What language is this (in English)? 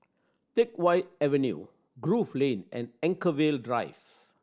English